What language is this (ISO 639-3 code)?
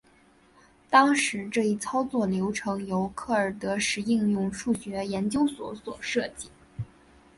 zho